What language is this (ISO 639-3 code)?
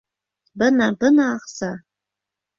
bak